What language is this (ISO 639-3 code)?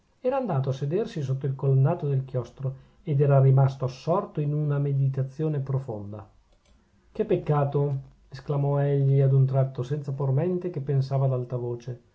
ita